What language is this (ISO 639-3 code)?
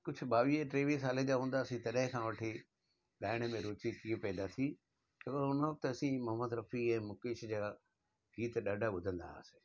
snd